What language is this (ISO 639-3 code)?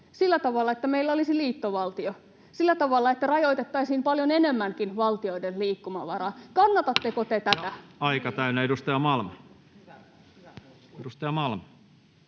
fin